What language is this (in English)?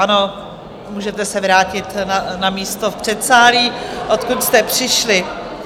Czech